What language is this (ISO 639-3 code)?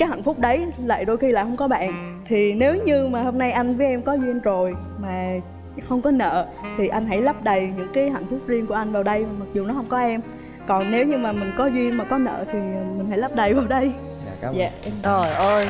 vie